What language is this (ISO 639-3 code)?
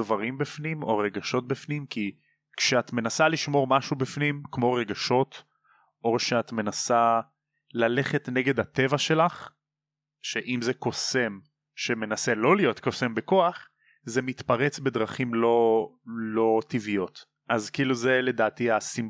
heb